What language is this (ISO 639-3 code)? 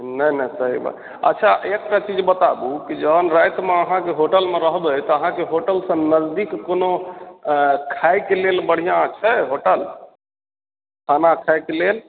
mai